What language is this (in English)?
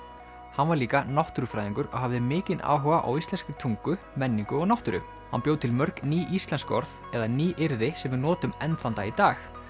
Icelandic